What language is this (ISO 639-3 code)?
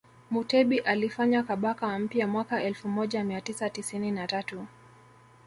swa